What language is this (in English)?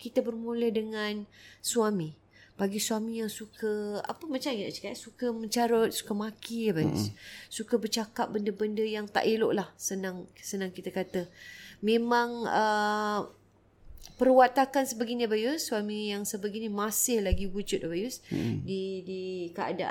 Malay